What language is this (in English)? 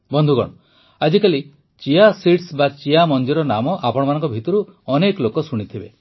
Odia